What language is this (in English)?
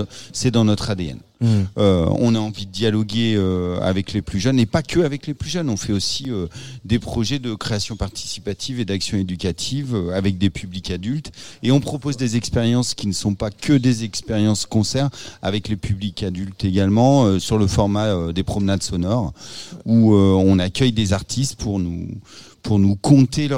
French